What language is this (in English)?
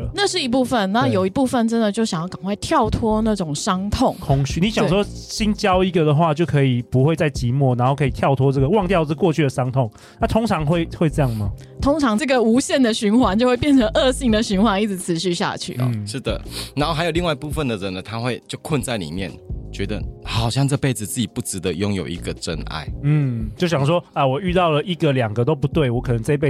Chinese